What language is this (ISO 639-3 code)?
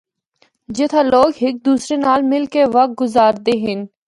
hno